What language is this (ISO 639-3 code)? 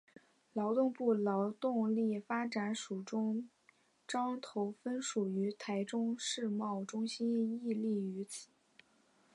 zho